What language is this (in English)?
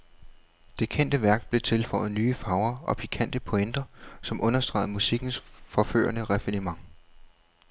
Danish